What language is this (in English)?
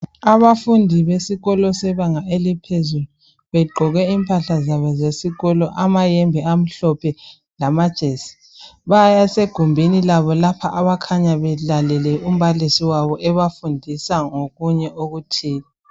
North Ndebele